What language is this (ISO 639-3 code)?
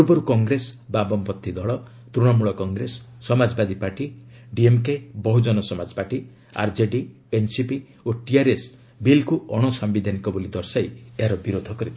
ori